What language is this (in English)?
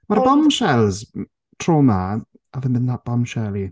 Welsh